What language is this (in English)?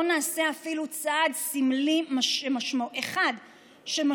Hebrew